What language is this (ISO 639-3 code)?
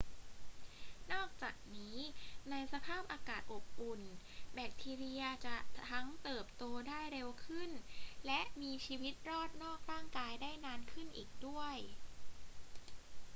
tha